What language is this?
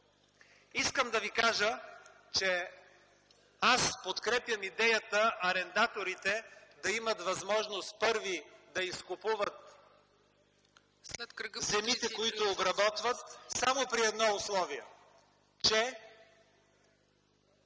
Bulgarian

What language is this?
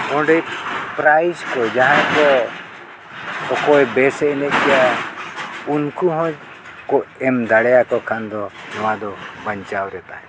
Santali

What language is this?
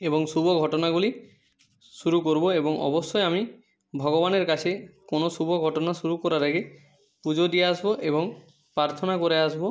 Bangla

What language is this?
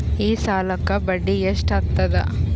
Kannada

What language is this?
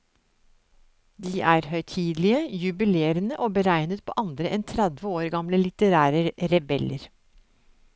Norwegian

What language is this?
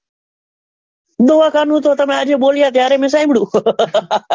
Gujarati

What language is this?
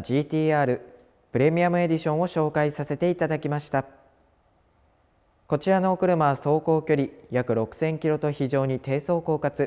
Japanese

